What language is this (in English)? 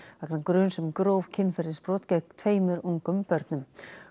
Icelandic